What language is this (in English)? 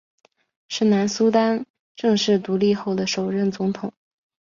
Chinese